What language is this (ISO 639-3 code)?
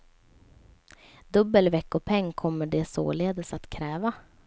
swe